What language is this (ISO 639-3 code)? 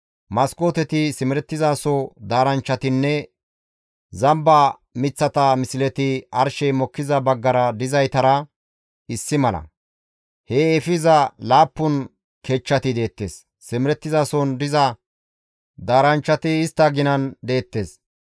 gmv